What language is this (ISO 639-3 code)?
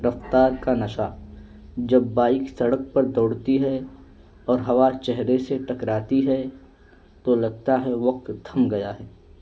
urd